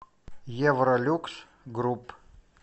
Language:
Russian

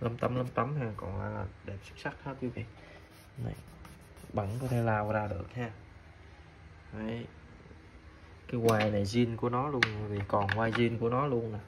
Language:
Vietnamese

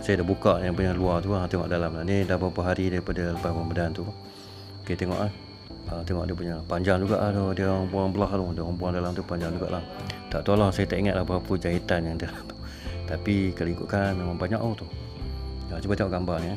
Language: Malay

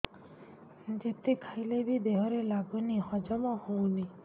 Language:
Odia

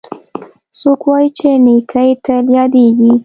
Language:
Pashto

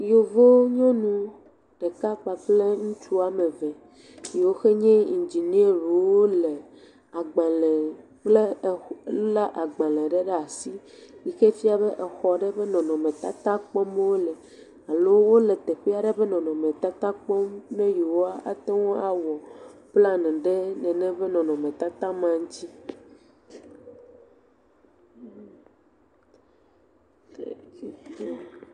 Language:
Ewe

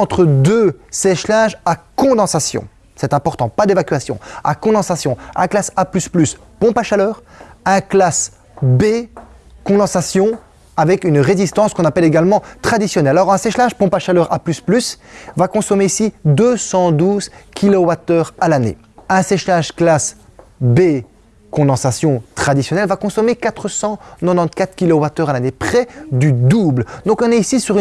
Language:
French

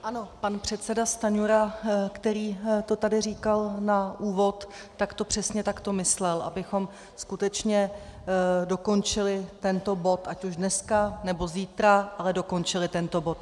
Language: Czech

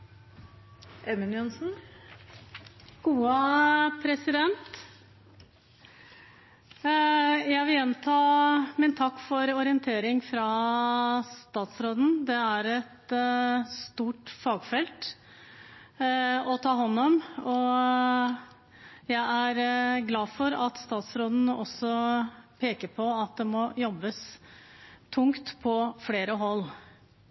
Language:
Norwegian Bokmål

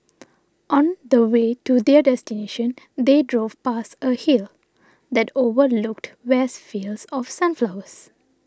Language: English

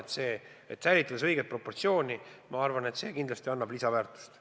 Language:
Estonian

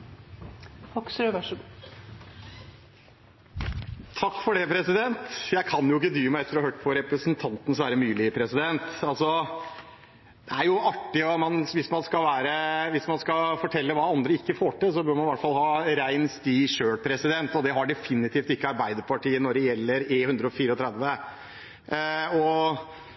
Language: Norwegian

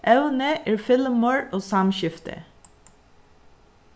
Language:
Faroese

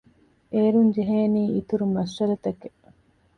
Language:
Divehi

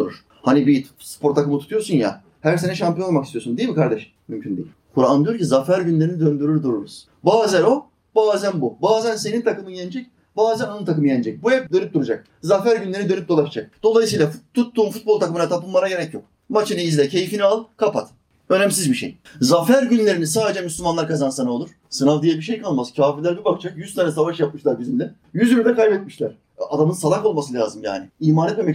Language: Turkish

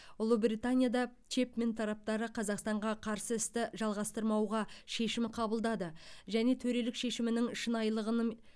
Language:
Kazakh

